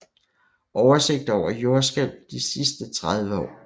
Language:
Danish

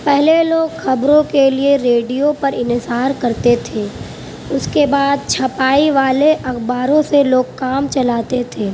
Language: Urdu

